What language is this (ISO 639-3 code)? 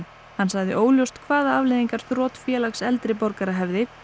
isl